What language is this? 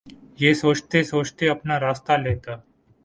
Urdu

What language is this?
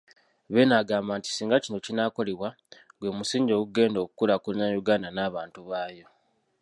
Ganda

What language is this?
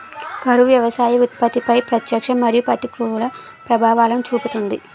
Telugu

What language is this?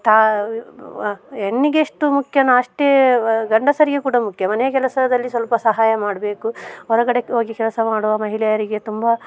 Kannada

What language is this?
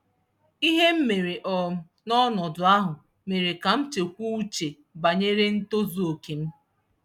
Igbo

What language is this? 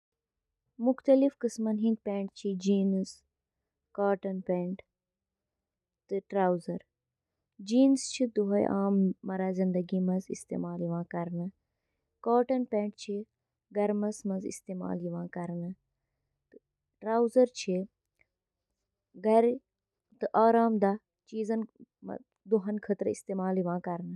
Kashmiri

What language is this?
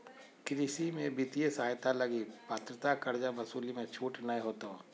Magahi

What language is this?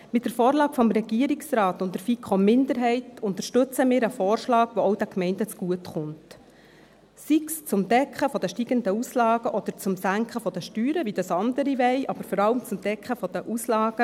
Swiss German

